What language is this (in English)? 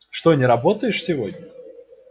Russian